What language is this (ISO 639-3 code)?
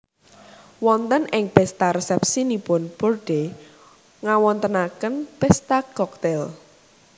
jav